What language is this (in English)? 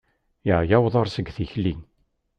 Kabyle